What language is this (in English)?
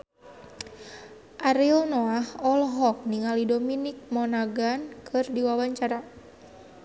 Sundanese